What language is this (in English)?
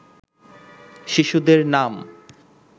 Bangla